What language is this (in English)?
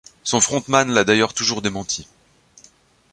French